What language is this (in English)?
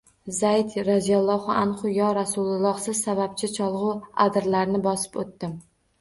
Uzbek